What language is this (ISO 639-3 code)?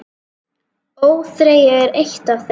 isl